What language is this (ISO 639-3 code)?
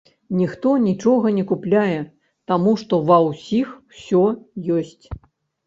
bel